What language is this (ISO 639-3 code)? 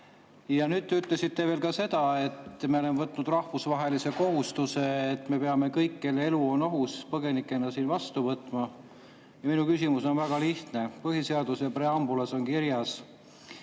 est